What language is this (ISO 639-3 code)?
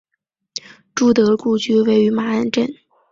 zho